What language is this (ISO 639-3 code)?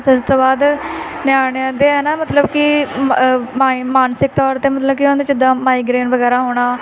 pan